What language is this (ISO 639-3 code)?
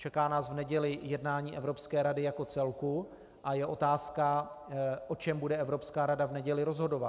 ces